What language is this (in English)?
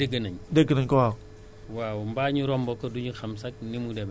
Wolof